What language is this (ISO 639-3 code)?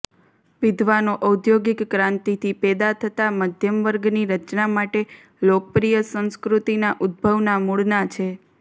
guj